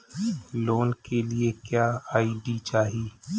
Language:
Bhojpuri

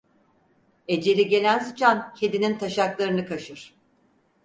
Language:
Turkish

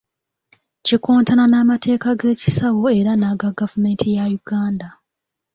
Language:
Ganda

